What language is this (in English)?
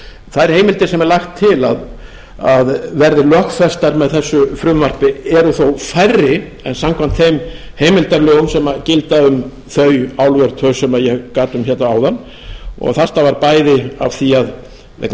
Icelandic